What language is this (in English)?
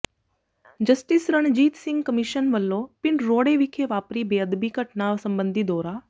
Punjabi